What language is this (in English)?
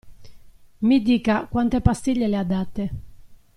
Italian